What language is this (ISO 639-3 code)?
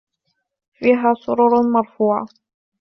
ara